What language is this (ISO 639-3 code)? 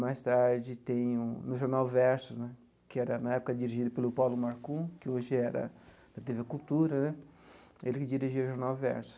por